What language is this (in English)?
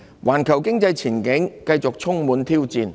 Cantonese